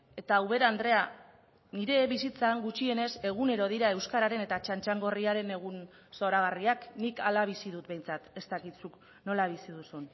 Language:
Basque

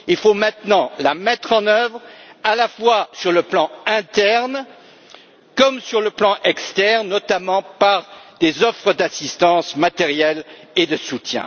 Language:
French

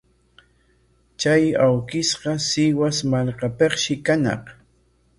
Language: Corongo Ancash Quechua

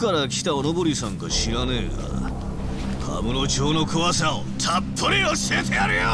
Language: Japanese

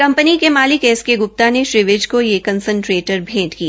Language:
Hindi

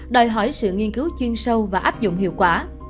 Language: Vietnamese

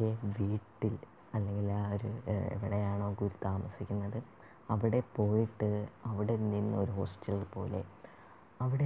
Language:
Malayalam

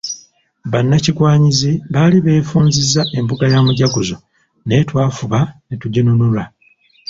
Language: Ganda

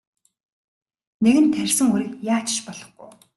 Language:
Mongolian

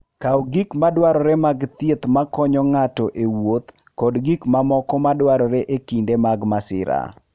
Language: Luo (Kenya and Tanzania)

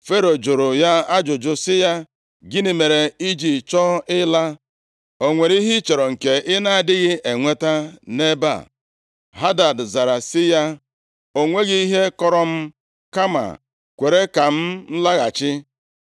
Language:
Igbo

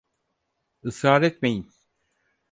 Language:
Turkish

